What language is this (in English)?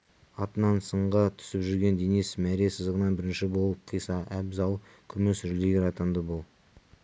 Kazakh